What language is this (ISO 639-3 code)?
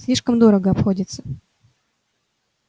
rus